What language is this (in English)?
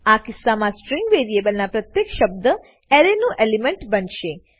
Gujarati